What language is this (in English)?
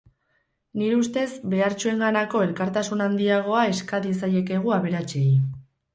Basque